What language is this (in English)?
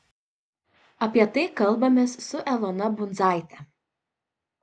Lithuanian